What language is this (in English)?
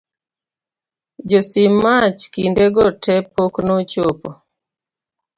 Luo (Kenya and Tanzania)